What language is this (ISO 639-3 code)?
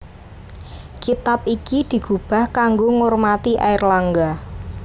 jav